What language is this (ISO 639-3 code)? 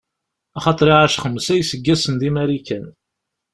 kab